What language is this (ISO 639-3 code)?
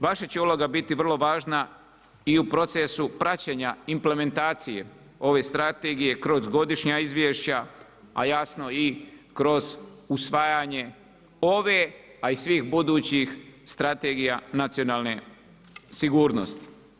hrv